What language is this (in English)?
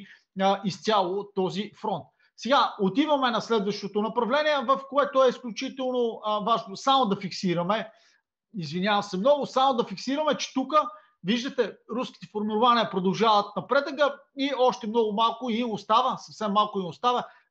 Bulgarian